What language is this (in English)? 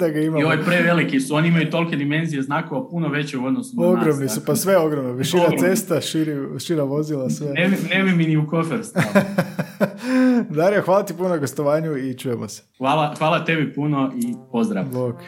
Croatian